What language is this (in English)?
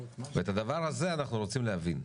Hebrew